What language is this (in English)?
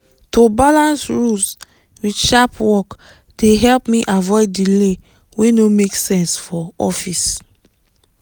Nigerian Pidgin